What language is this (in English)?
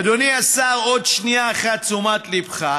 Hebrew